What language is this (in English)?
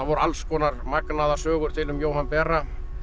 Icelandic